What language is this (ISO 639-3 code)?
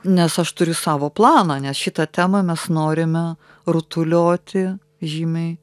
lit